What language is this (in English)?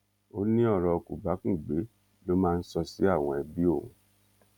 Yoruba